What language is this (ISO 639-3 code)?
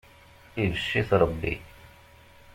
kab